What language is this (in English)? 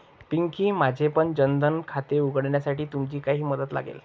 Marathi